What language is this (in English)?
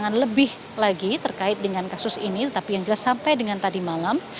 Indonesian